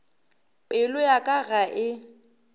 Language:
Northern Sotho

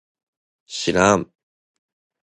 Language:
Japanese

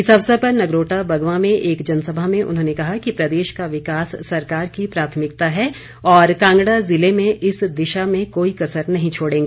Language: Hindi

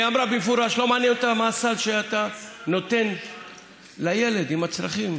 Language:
Hebrew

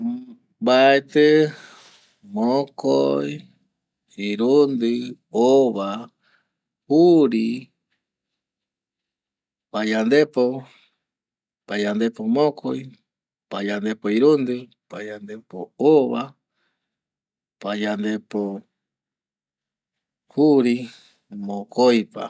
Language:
Eastern Bolivian Guaraní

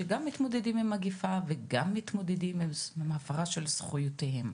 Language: Hebrew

